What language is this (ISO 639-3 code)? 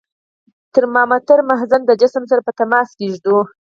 pus